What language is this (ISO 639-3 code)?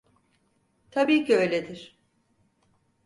tur